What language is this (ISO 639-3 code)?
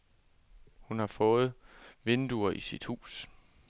dan